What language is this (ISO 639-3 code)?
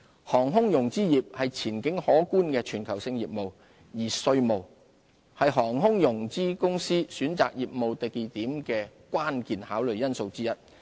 yue